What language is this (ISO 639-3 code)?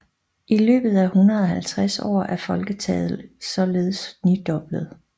dan